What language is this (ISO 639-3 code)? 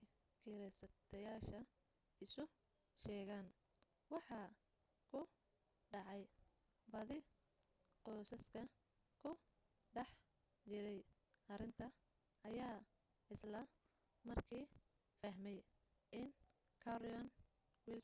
som